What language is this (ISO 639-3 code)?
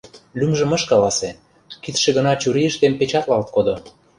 chm